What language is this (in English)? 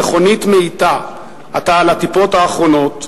Hebrew